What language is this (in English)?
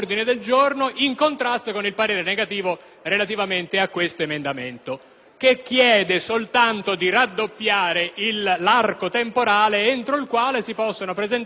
Italian